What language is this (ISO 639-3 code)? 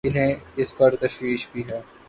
urd